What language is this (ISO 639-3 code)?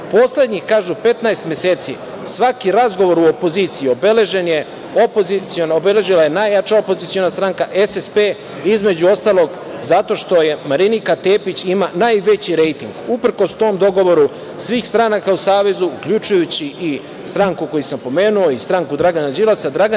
srp